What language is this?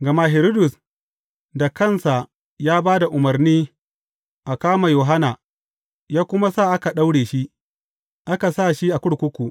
Hausa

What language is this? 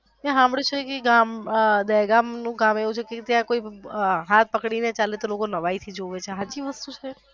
Gujarati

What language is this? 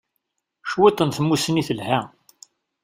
Kabyle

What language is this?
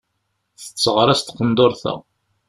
Kabyle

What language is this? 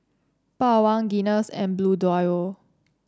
English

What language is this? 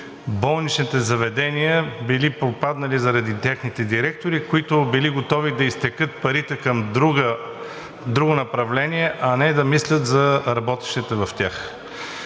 Bulgarian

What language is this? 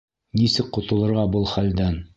Bashkir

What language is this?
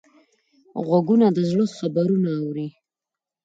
Pashto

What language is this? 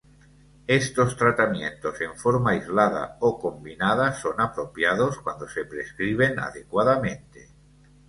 Spanish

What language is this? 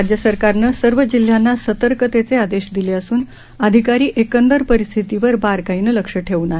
Marathi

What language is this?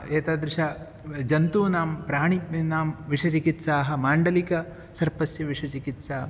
Sanskrit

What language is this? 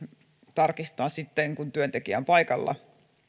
Finnish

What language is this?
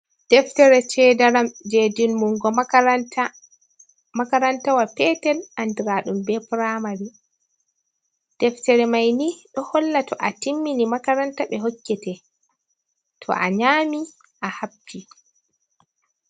Fula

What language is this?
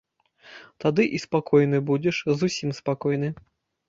Belarusian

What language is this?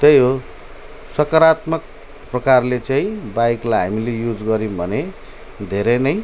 Nepali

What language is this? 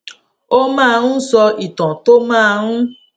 Yoruba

